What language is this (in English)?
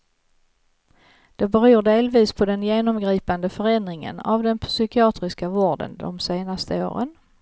Swedish